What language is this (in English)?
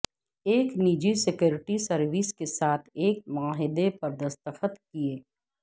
Urdu